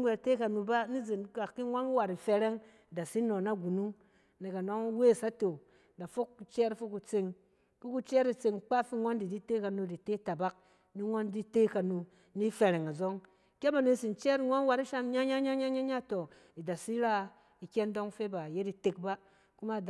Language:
Cen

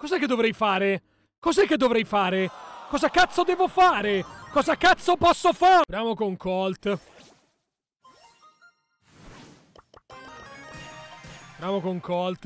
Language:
Italian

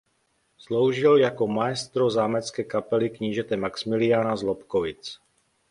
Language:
Czech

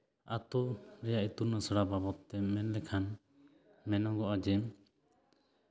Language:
Santali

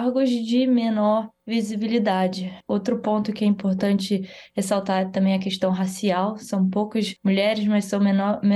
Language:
Portuguese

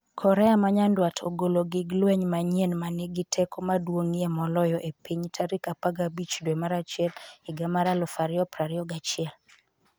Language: Luo (Kenya and Tanzania)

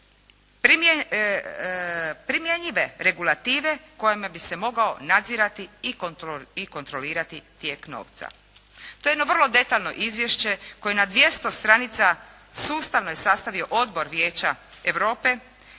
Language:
Croatian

